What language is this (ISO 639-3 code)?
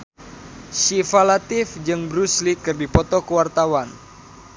sun